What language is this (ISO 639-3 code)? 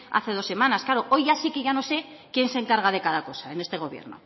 spa